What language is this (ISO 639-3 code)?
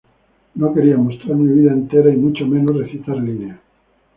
spa